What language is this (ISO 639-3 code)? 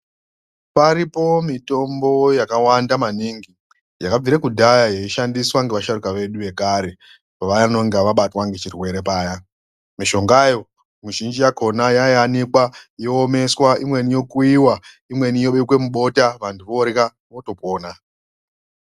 ndc